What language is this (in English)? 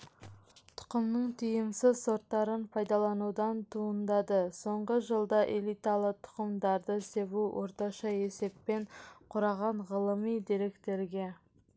Kazakh